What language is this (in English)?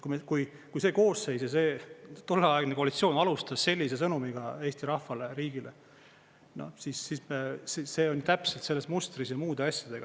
Estonian